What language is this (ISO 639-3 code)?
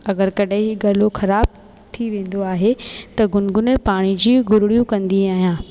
snd